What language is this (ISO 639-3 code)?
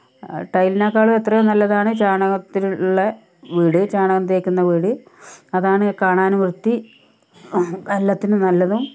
mal